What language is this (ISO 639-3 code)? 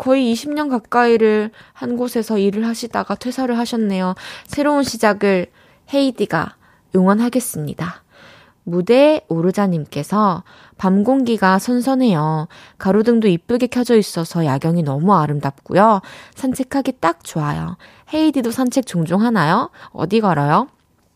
kor